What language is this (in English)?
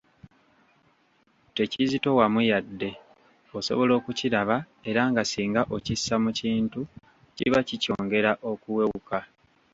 Ganda